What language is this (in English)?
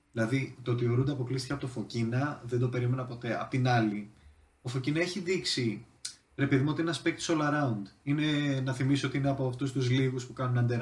Greek